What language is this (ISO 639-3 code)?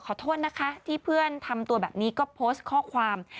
tha